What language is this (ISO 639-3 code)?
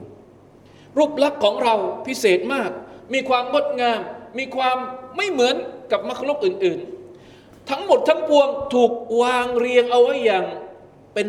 tha